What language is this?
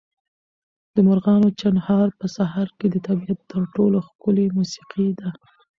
Pashto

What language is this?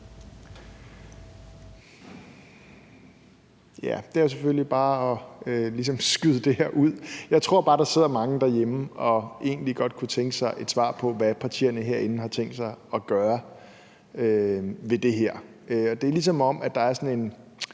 Danish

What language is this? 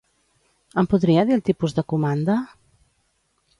Catalan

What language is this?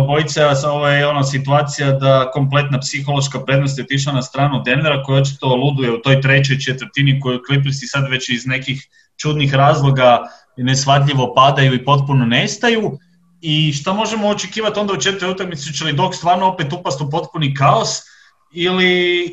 Croatian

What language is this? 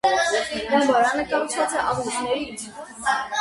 Armenian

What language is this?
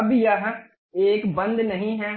Hindi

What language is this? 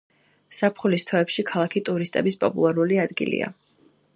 Georgian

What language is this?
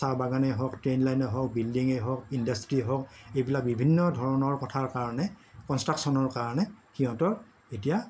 Assamese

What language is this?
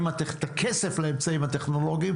Hebrew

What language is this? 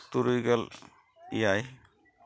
Santali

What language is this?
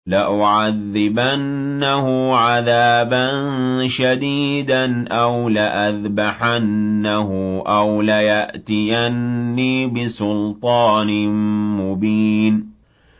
Arabic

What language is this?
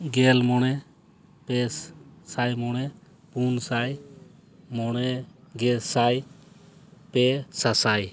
Santali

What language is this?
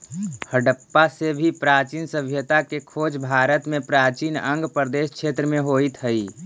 Magahi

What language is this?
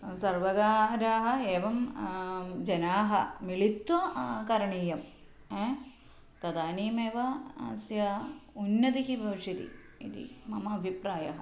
Sanskrit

